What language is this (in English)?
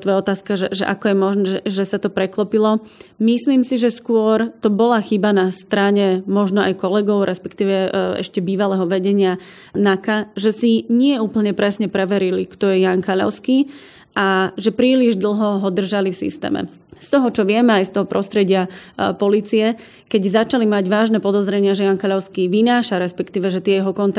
Slovak